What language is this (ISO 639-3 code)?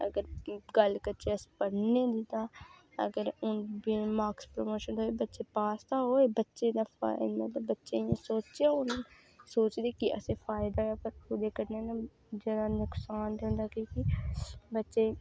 doi